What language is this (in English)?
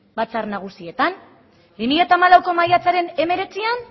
Basque